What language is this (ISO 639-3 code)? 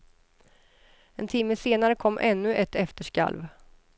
swe